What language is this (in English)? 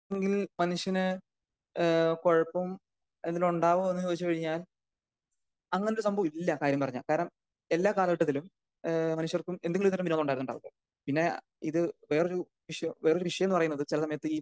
Malayalam